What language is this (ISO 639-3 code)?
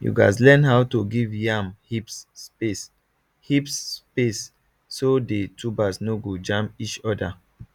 pcm